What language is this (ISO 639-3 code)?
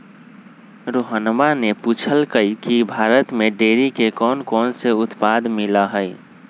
mag